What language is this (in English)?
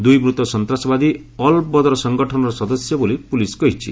Odia